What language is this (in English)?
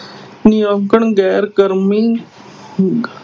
Punjabi